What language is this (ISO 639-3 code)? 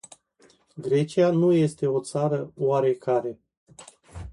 ron